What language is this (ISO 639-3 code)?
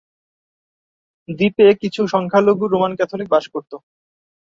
ben